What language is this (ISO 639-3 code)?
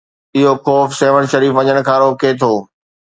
snd